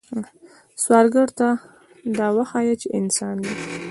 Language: Pashto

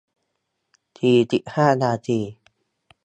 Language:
Thai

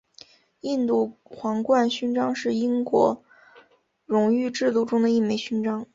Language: Chinese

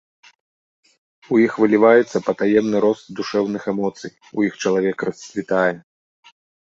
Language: Belarusian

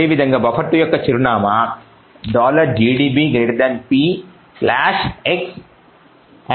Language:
Telugu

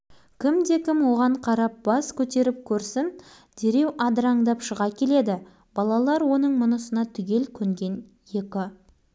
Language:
Kazakh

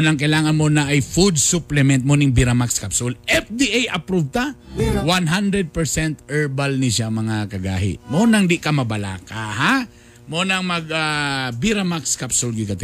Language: Filipino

